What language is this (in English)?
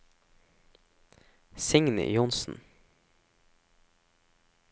Norwegian